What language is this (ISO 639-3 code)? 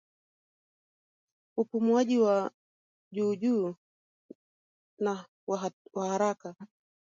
swa